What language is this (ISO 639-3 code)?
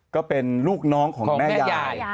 tha